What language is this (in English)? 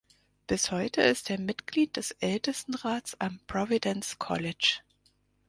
German